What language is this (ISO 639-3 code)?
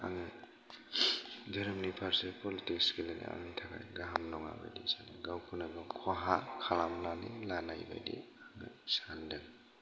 brx